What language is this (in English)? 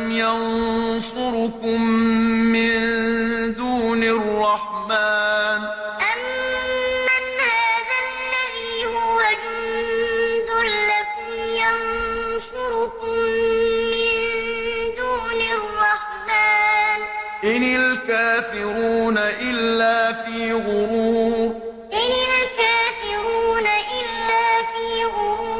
Arabic